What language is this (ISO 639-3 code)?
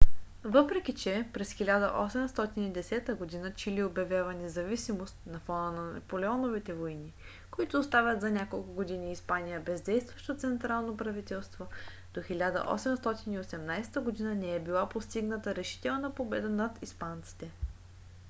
bul